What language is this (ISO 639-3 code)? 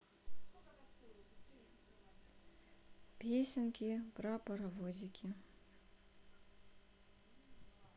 rus